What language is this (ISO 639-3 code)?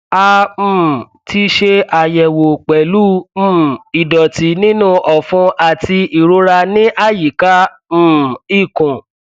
yor